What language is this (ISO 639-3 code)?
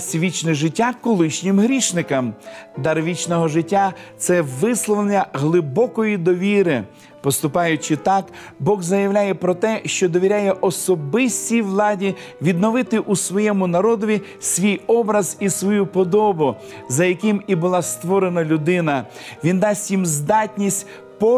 ukr